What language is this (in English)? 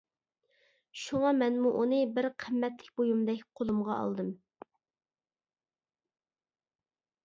Uyghur